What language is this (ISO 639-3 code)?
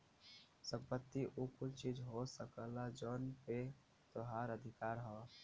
bho